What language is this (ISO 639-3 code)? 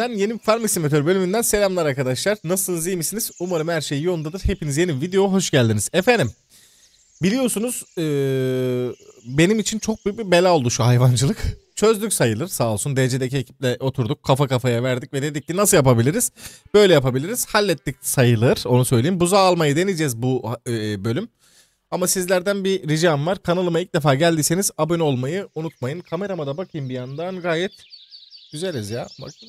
tur